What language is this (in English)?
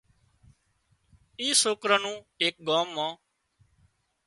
Wadiyara Koli